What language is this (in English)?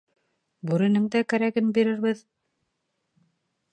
Bashkir